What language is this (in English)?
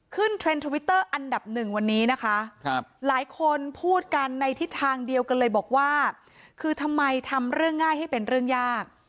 Thai